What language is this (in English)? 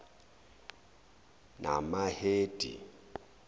Zulu